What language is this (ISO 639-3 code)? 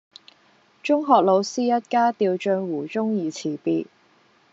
yue